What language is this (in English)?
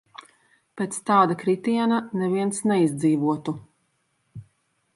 Latvian